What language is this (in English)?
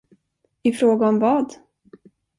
Swedish